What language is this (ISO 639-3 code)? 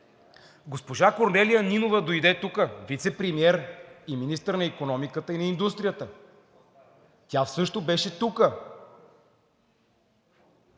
bul